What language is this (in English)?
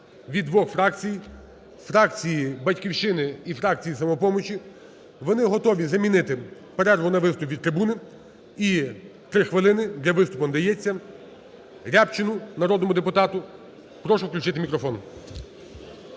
Ukrainian